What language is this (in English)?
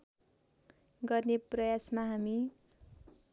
Nepali